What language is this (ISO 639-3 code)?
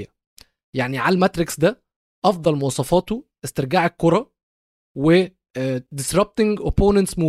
ara